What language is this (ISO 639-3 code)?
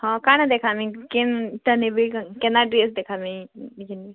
ori